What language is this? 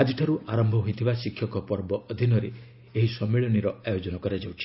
Odia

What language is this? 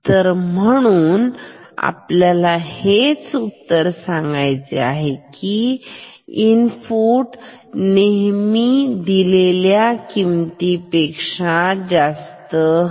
Marathi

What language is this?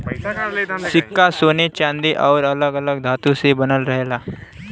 Bhojpuri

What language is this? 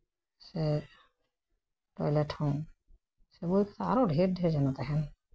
Santali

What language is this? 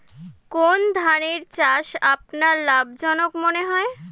Bangla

